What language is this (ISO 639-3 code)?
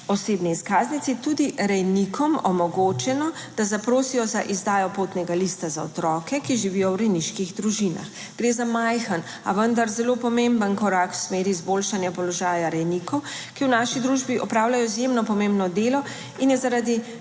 slv